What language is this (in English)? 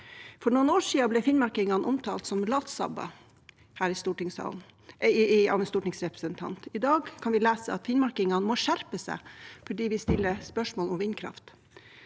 Norwegian